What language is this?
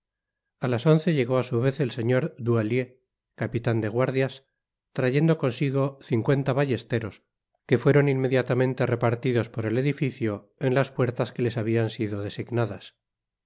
Spanish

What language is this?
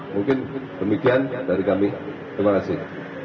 Indonesian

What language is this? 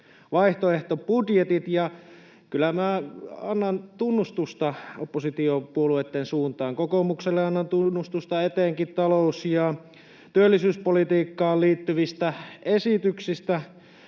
Finnish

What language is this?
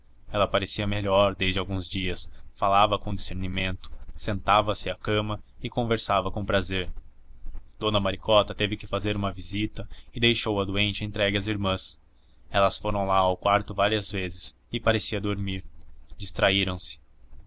Portuguese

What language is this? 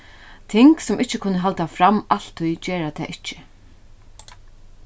Faroese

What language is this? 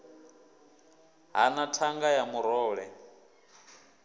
Venda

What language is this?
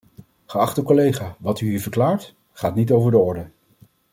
Dutch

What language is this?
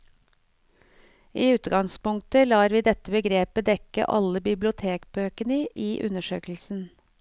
Norwegian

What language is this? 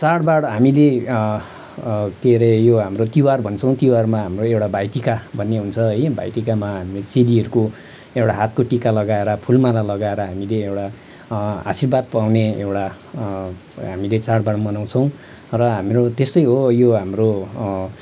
Nepali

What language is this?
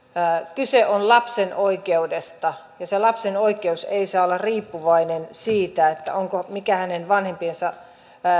Finnish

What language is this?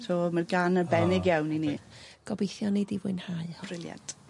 Welsh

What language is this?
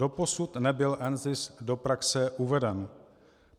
Czech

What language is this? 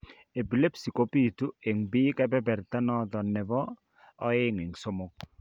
Kalenjin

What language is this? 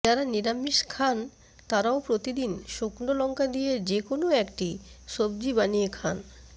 Bangla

